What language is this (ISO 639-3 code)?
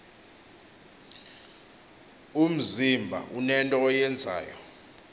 xho